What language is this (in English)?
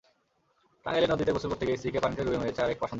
Bangla